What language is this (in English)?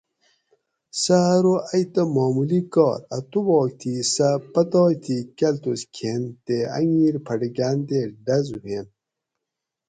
Gawri